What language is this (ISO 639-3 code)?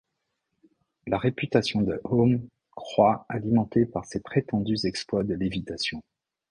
fra